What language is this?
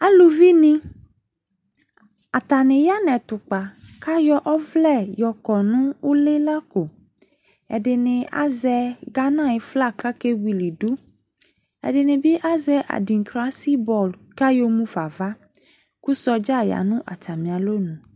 Ikposo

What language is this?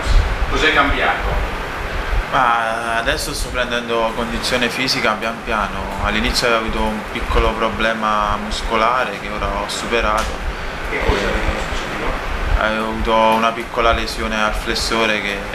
Italian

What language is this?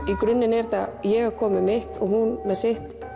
Icelandic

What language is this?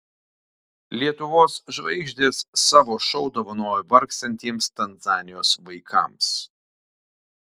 Lithuanian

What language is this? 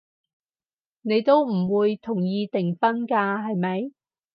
Cantonese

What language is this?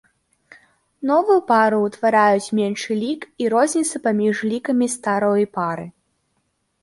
Belarusian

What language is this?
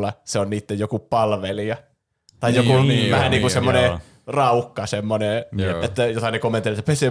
Finnish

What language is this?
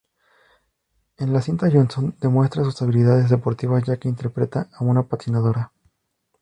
Spanish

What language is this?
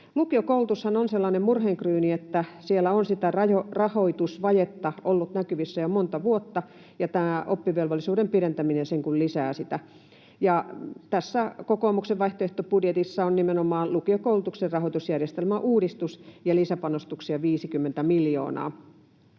Finnish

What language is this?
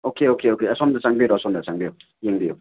Manipuri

